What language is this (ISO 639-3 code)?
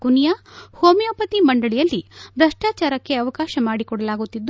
kan